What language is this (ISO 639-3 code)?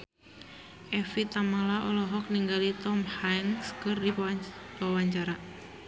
sun